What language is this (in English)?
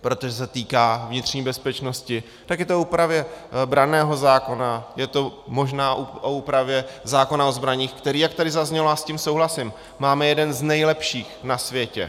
Czech